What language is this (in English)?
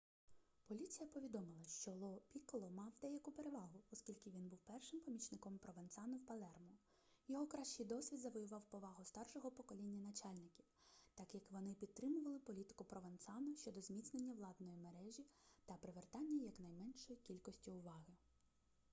Ukrainian